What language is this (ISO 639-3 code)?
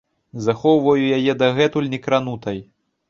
bel